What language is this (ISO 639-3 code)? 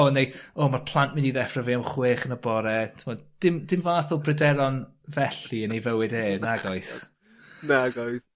cym